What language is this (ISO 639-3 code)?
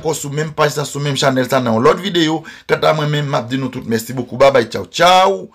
fra